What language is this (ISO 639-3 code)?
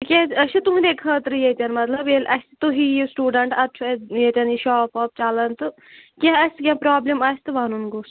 kas